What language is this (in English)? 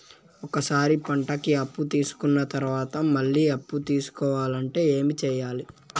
Telugu